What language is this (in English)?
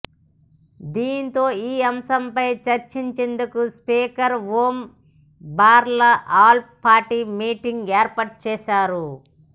Telugu